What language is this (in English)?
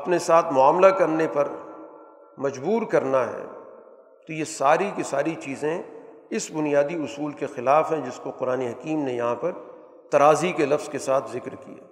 Urdu